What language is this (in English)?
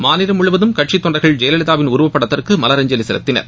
Tamil